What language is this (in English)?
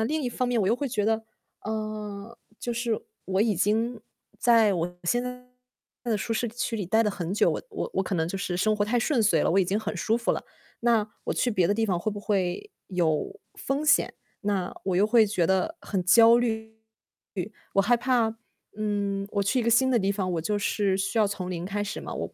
Chinese